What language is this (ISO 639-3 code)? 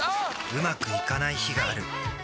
jpn